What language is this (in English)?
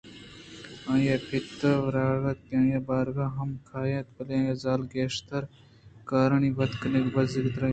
Eastern Balochi